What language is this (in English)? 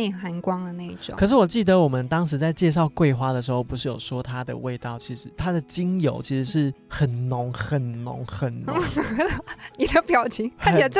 Chinese